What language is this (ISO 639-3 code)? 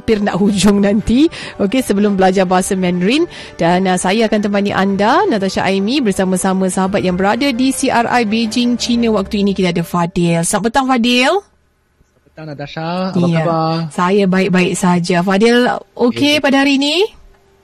msa